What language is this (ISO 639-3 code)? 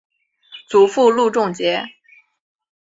zho